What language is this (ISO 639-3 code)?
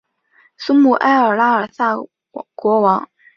zho